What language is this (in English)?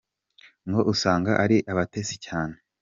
Kinyarwanda